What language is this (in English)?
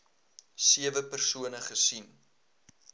Afrikaans